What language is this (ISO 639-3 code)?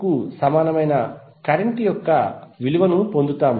tel